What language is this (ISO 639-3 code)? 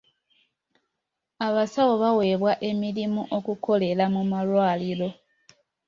lug